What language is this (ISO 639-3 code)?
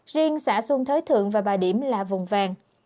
vie